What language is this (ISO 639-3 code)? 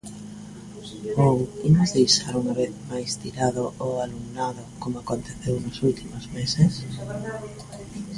glg